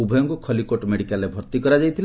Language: Odia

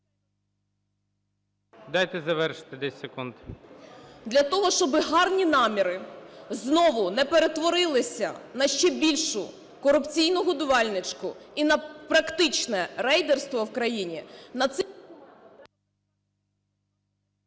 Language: Ukrainian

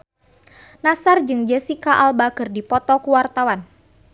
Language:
Sundanese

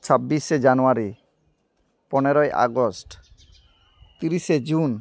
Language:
Santali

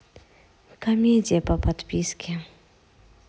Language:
Russian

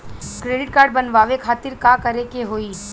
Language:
Bhojpuri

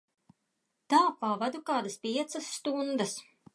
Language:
Latvian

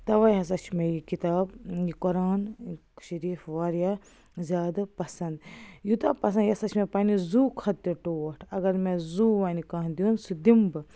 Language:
Kashmiri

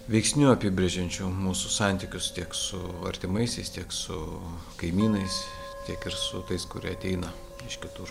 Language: Lithuanian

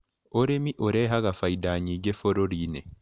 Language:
Kikuyu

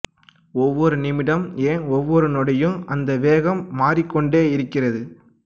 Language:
Tamil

